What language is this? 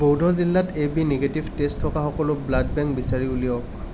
Assamese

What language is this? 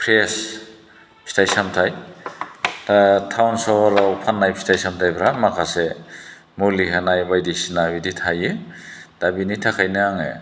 Bodo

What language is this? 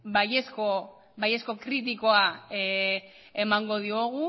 Basque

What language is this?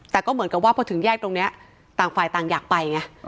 Thai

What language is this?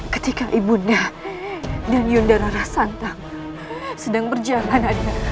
Indonesian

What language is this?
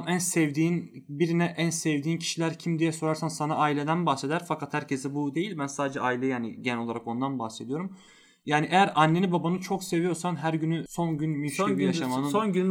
Turkish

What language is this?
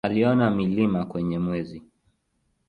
Swahili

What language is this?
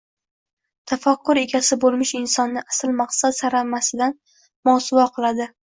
Uzbek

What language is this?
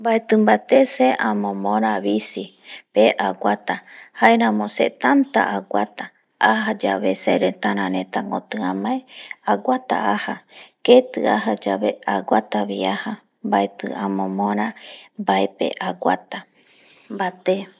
Eastern Bolivian Guaraní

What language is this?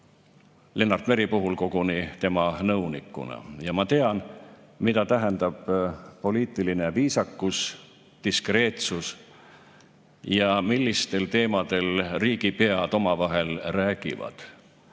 Estonian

